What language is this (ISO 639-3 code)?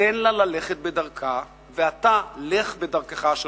heb